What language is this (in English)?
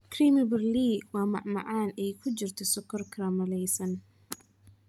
Somali